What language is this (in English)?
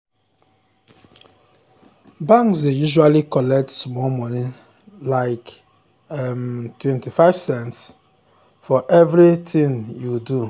Nigerian Pidgin